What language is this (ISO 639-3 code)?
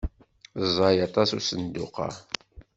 kab